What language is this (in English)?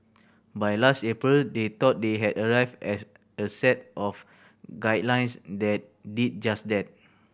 English